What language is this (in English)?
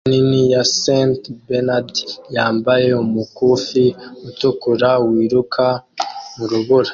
Kinyarwanda